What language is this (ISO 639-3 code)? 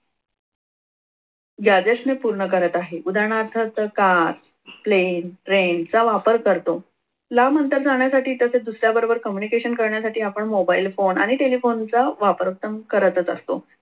mar